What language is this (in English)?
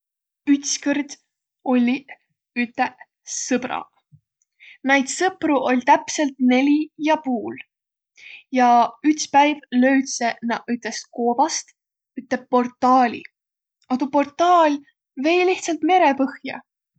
Võro